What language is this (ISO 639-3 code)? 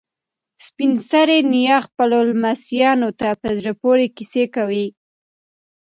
pus